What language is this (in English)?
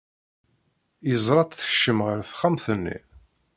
Kabyle